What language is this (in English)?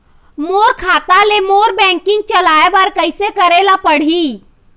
Chhattisgarhi